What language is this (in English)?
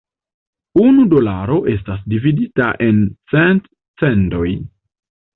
Esperanto